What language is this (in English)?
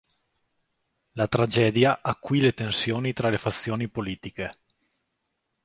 Italian